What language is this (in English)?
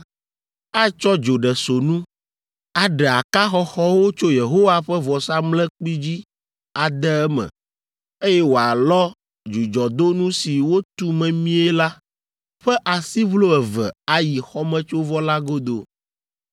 Ewe